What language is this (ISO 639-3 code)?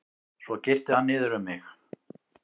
isl